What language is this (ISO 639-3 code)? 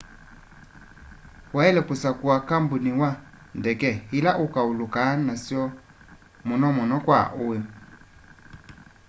kam